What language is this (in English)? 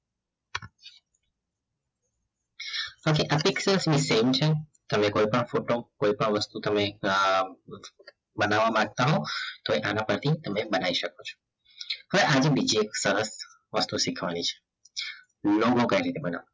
Gujarati